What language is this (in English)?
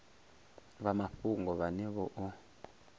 Venda